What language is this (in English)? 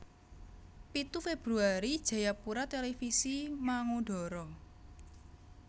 Javanese